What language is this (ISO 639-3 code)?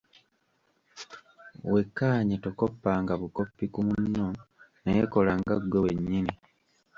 lug